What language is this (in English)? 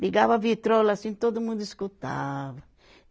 Portuguese